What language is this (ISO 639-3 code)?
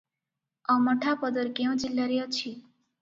ori